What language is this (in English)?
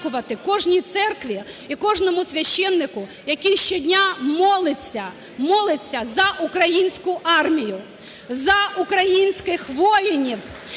Ukrainian